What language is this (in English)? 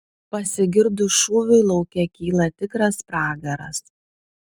Lithuanian